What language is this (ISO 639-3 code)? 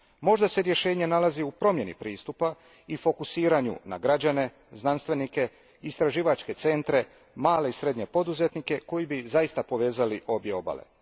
hrv